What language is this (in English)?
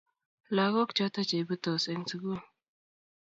Kalenjin